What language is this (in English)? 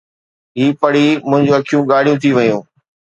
Sindhi